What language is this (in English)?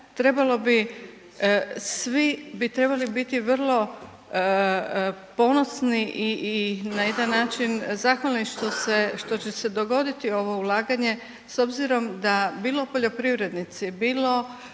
Croatian